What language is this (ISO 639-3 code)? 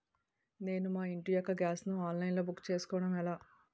tel